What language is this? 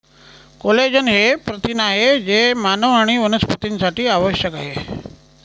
Marathi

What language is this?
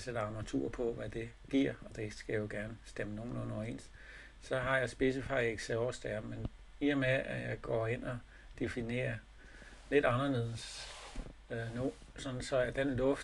Danish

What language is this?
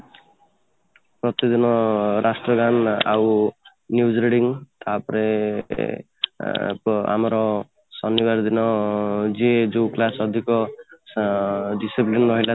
Odia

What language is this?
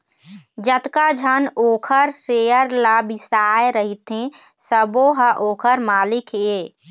Chhattisgarhi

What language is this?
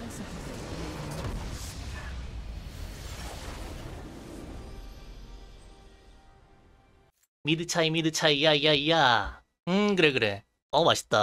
Korean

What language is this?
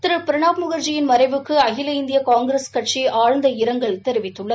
Tamil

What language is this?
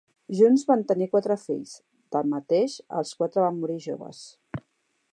Catalan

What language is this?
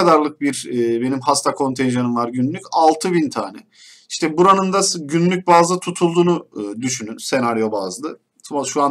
Turkish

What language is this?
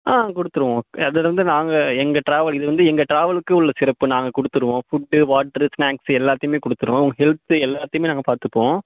Tamil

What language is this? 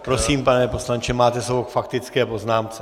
Czech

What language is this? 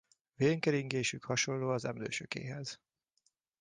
Hungarian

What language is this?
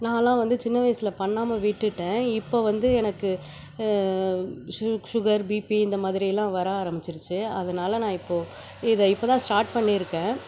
Tamil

